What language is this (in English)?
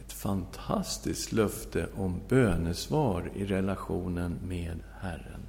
Swedish